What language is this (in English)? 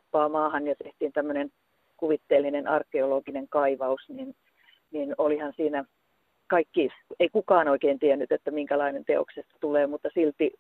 Finnish